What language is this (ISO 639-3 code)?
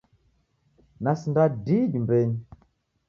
dav